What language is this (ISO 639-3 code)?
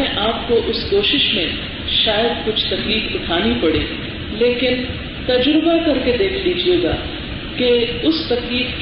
urd